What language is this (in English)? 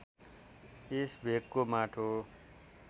Nepali